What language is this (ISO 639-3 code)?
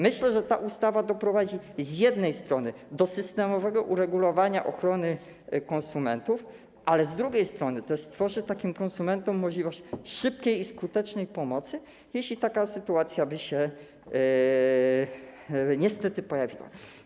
pol